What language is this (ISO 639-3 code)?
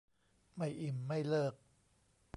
tha